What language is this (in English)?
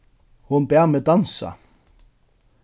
Faroese